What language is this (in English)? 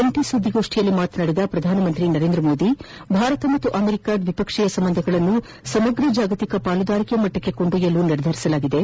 Kannada